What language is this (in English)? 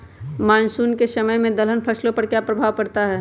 Magahi